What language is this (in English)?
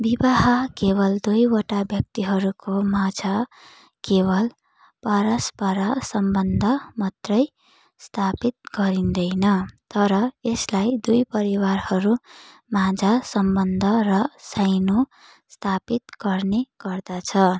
Nepali